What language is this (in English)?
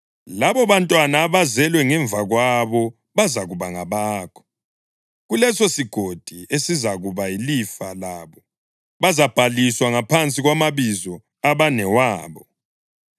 North Ndebele